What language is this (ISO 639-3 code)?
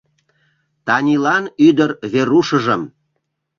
chm